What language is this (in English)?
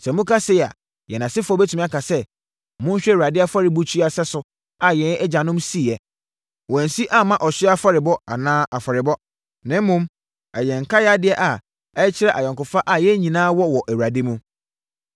Akan